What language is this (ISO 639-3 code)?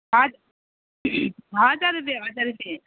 nep